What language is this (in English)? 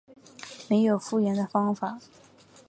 Chinese